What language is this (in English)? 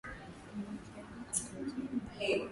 Swahili